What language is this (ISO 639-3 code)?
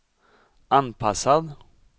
swe